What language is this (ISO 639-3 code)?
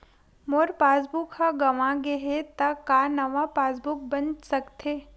hne